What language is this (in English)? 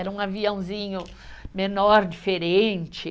Portuguese